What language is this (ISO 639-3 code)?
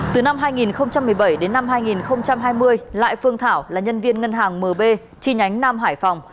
vie